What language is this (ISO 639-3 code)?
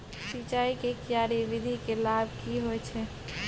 mai